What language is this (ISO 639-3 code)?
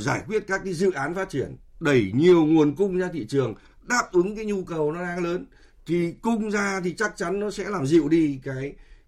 vie